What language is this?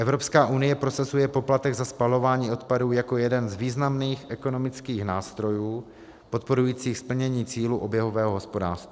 Czech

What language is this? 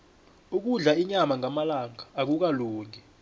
South Ndebele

